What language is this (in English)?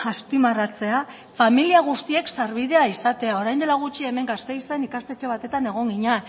Basque